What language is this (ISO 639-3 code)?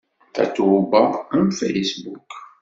kab